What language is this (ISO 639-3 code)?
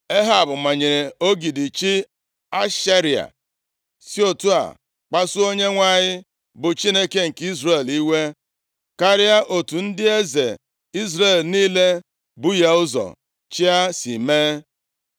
ibo